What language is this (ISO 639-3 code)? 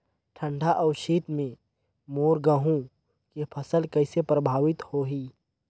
hne